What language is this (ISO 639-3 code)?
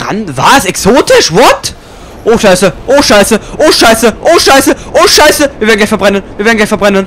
deu